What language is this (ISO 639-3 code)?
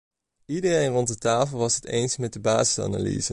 nld